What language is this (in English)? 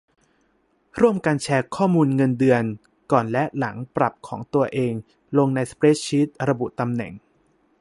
Thai